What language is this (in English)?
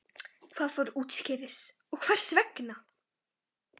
Icelandic